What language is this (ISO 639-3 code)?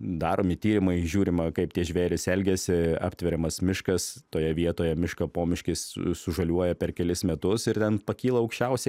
lit